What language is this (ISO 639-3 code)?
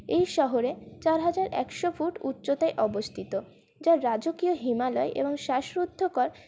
ben